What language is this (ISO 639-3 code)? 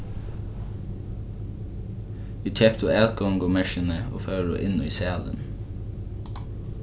fao